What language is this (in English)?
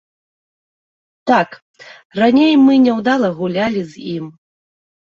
Belarusian